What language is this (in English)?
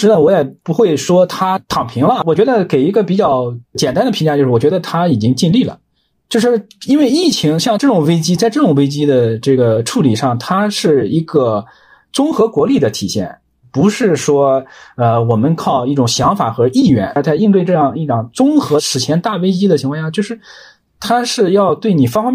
Chinese